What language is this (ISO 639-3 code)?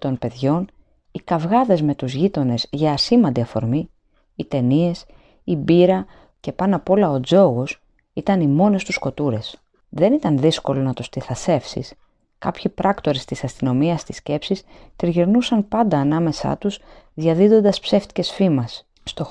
ell